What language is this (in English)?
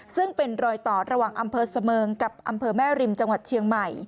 Thai